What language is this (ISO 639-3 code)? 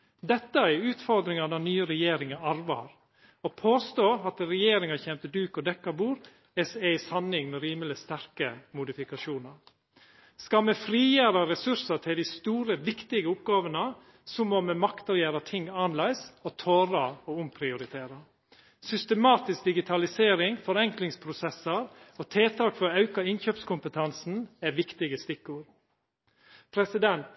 nno